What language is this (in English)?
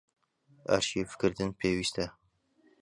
Central Kurdish